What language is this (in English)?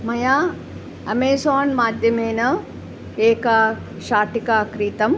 Sanskrit